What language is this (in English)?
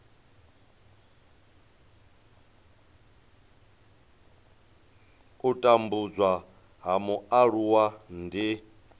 Venda